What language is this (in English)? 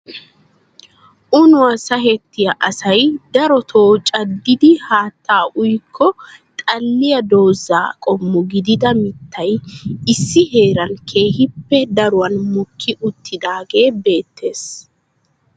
Wolaytta